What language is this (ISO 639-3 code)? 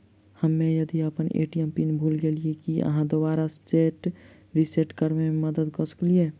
mai